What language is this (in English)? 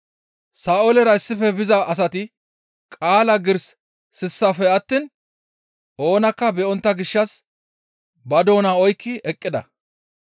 Gamo